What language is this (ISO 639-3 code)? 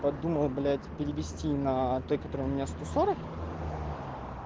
rus